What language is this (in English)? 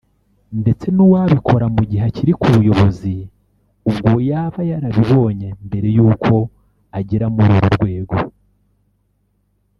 Kinyarwanda